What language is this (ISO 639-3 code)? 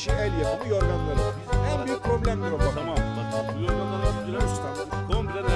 tur